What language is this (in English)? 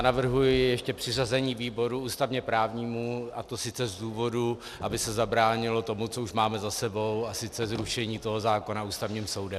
Czech